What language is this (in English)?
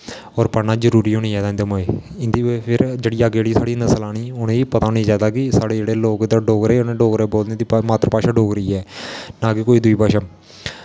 Dogri